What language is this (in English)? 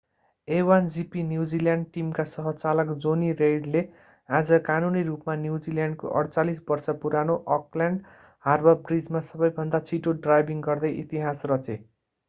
Nepali